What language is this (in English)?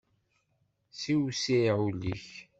Kabyle